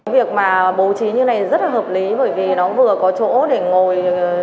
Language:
Vietnamese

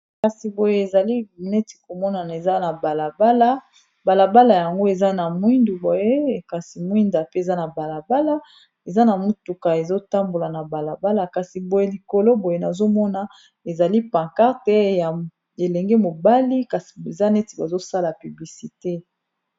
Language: Lingala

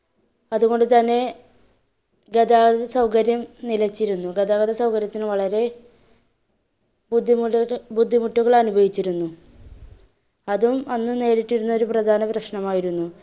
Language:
Malayalam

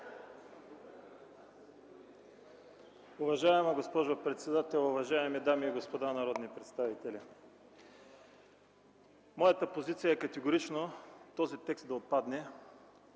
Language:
Bulgarian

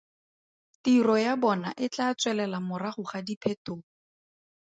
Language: Tswana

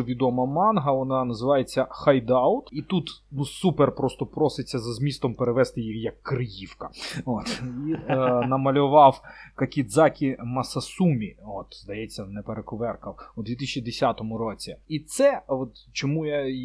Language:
Ukrainian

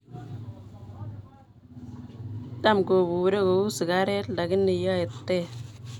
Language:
Kalenjin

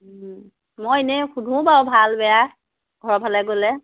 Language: Assamese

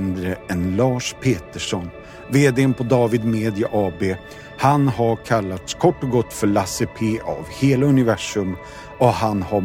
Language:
Swedish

